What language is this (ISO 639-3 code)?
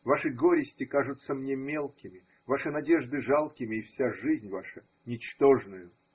rus